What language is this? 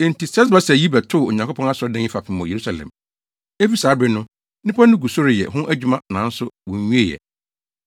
Akan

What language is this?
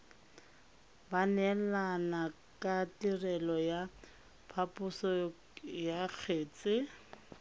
Tswana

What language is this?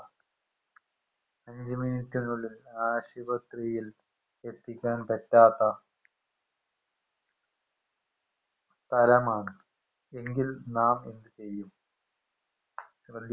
Malayalam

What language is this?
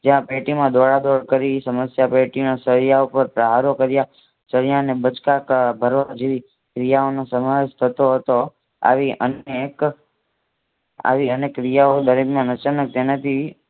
Gujarati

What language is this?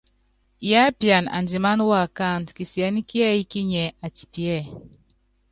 Yangben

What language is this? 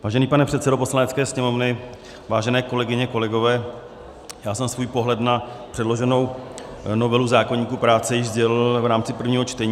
Czech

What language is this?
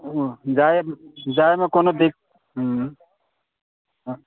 Maithili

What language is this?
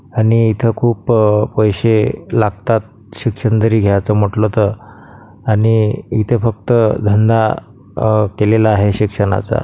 Marathi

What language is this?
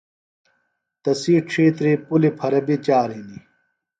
Phalura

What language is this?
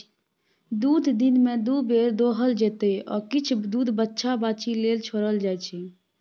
Maithili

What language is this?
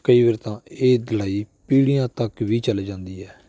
Punjabi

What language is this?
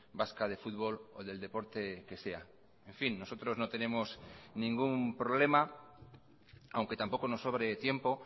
Spanish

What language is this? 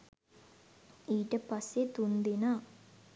Sinhala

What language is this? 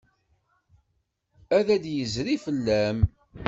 Kabyle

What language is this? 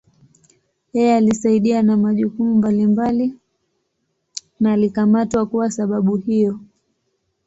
Swahili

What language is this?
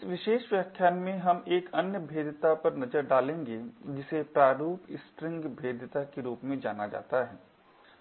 Hindi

